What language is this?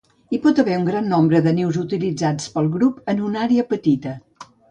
Catalan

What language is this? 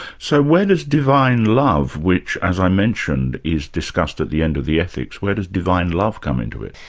English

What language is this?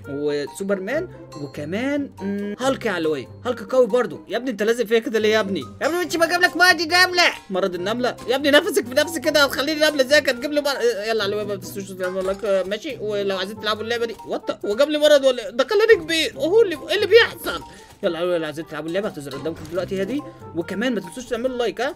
Arabic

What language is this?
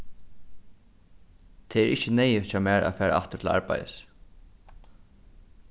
Faroese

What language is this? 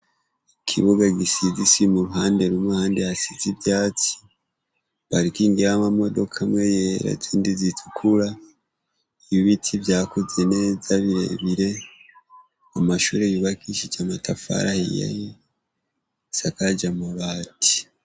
Rundi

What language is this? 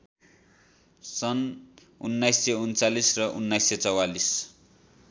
Nepali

